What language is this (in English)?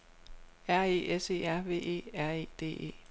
Danish